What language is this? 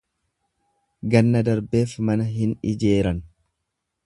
Oromo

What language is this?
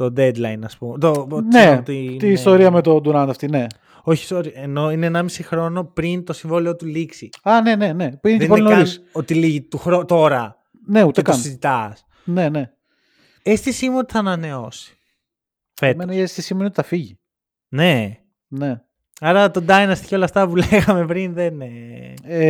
Greek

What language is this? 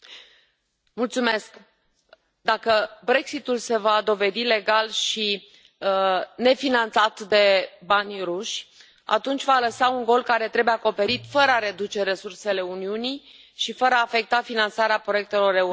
Romanian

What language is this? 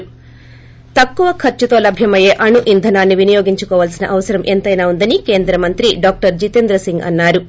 Telugu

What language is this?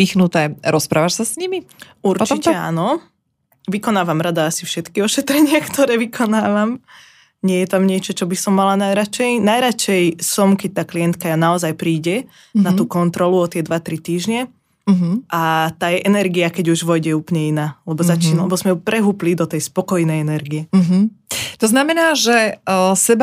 Slovak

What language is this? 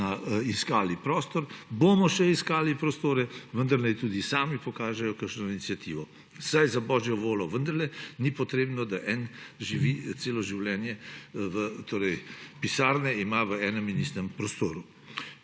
Slovenian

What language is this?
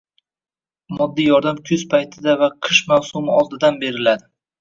Uzbek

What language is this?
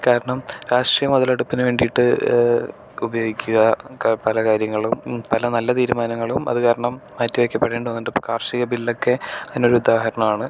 Malayalam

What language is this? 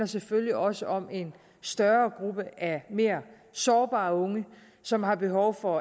Danish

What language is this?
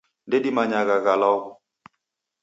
Taita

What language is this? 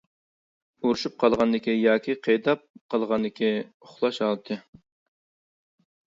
Uyghur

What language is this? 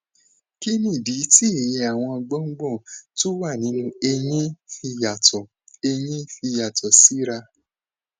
Yoruba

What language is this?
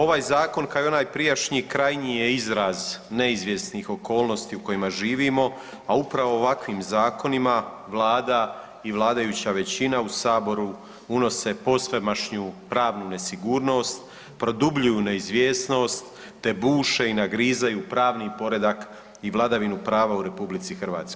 Croatian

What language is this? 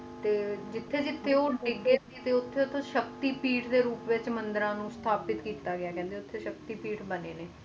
Punjabi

